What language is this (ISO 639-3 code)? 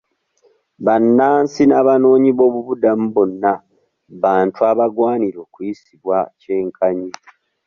lug